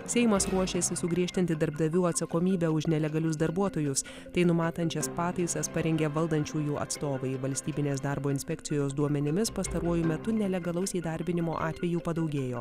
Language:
Lithuanian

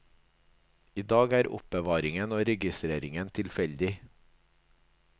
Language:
Norwegian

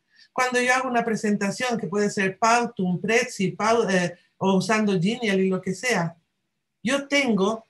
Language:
Spanish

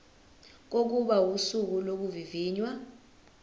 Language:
Zulu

